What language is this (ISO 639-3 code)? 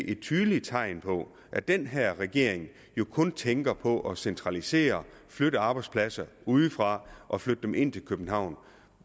dan